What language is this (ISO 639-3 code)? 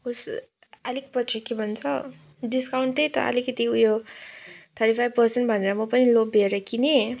nep